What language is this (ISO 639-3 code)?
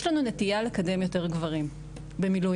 heb